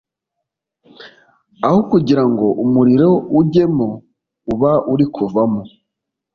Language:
Kinyarwanda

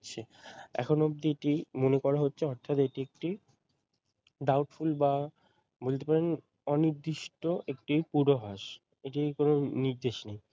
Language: Bangla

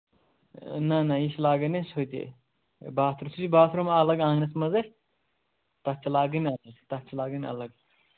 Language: Kashmiri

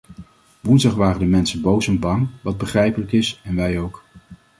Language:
Dutch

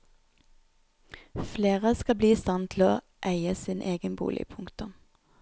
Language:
Norwegian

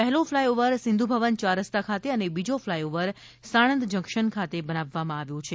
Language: Gujarati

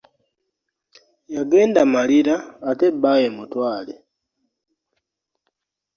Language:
Ganda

